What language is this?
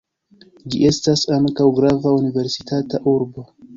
Esperanto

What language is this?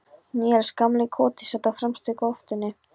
Icelandic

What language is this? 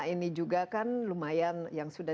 Indonesian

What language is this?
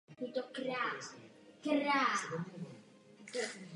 Czech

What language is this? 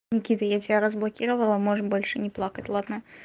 Russian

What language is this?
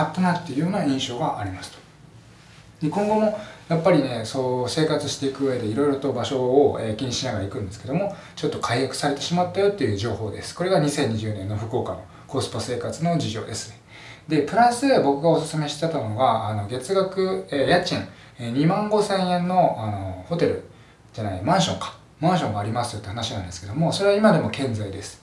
Japanese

